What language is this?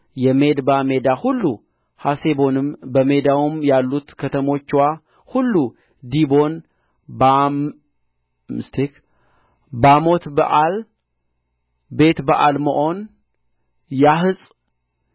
Amharic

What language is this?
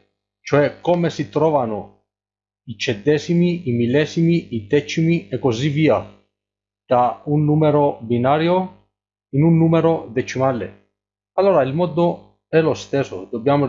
Italian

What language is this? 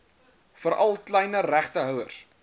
Afrikaans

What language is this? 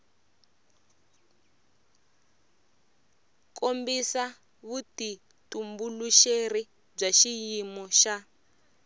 Tsonga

